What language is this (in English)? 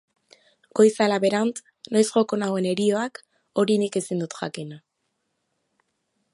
Basque